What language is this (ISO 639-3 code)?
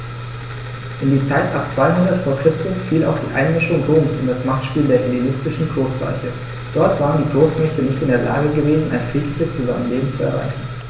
deu